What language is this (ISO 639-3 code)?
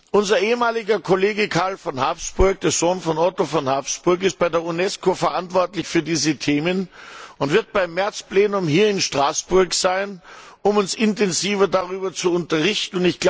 deu